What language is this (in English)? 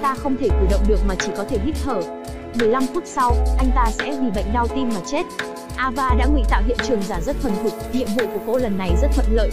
Vietnamese